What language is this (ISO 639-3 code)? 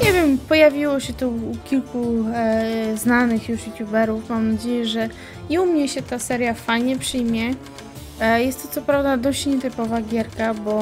pol